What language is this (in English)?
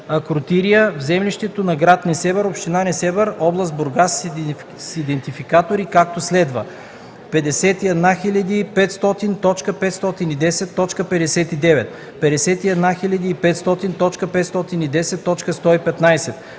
Bulgarian